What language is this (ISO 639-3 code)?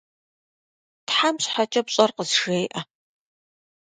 kbd